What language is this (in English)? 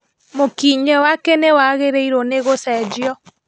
Kikuyu